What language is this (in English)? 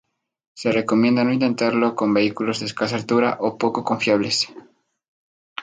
Spanish